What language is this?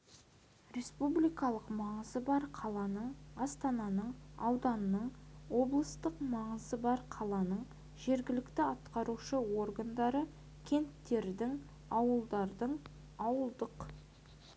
Kazakh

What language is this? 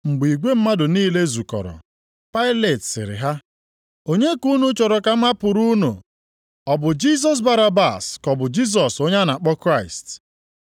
Igbo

